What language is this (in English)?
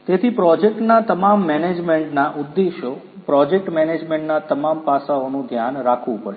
Gujarati